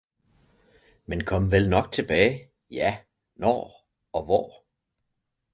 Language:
Danish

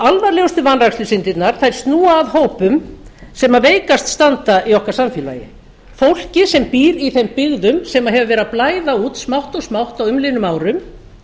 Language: Icelandic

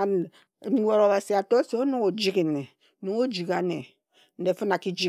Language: Ejagham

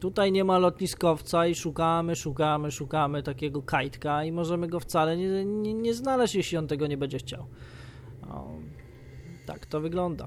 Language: Polish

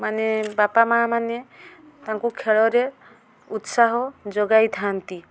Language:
Odia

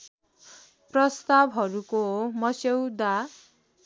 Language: Nepali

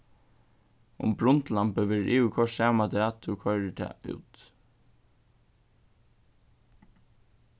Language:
Faroese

